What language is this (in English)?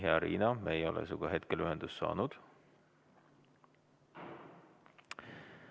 Estonian